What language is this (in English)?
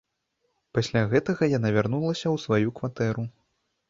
Belarusian